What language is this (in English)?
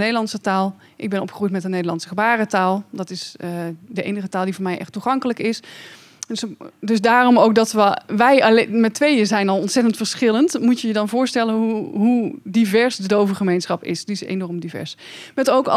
Dutch